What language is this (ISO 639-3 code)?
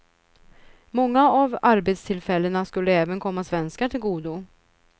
swe